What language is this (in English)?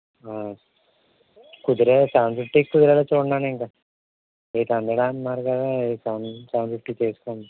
Telugu